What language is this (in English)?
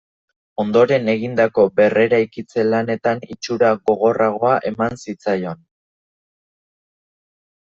Basque